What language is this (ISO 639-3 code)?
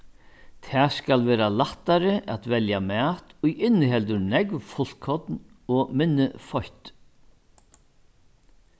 fao